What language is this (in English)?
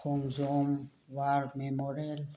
Manipuri